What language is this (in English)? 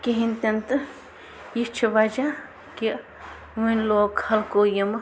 Kashmiri